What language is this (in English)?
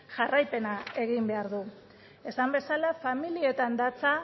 Basque